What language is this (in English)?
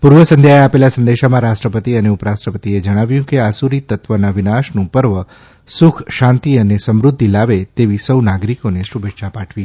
Gujarati